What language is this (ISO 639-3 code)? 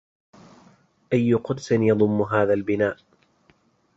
ara